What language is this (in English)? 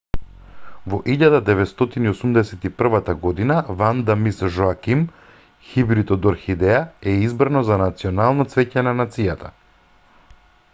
Macedonian